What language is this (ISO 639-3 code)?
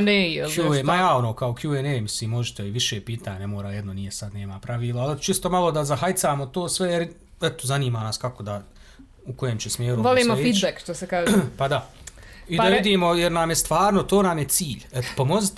hrv